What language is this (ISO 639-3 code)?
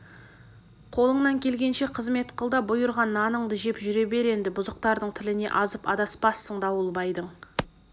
kaz